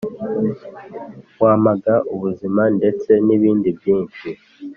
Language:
Kinyarwanda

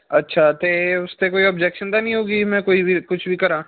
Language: Punjabi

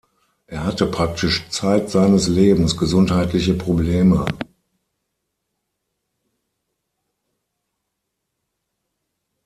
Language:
German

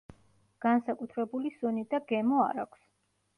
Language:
Georgian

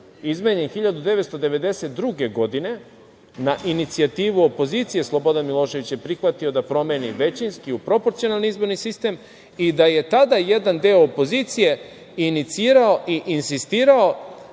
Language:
Serbian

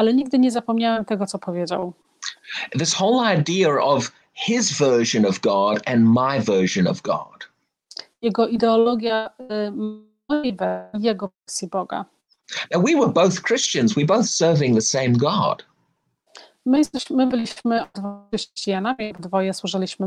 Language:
Polish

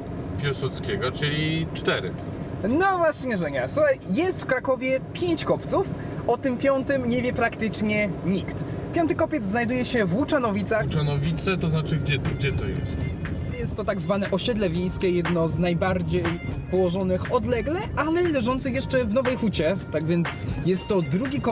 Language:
Polish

